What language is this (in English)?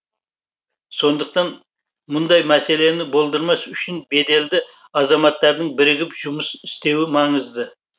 Kazakh